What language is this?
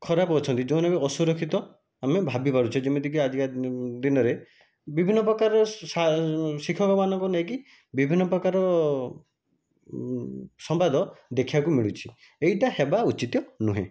Odia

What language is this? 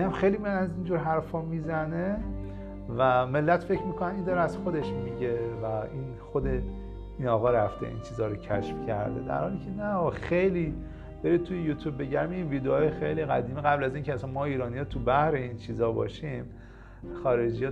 Persian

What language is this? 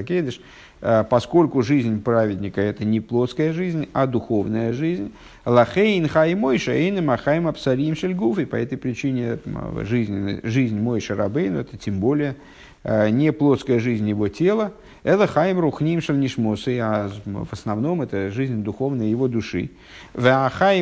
Russian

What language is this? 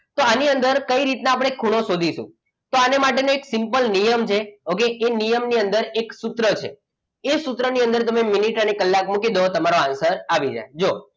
Gujarati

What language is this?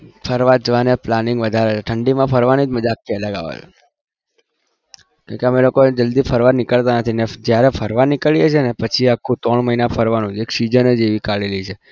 Gujarati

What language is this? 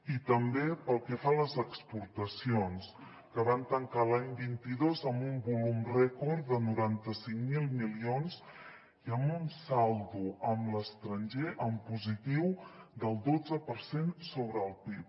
Catalan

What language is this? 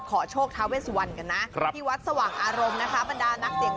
Thai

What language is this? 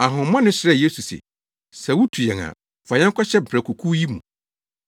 Akan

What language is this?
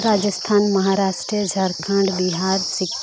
Santali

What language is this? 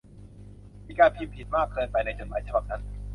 Thai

